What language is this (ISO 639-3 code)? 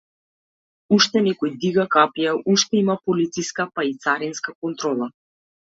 mkd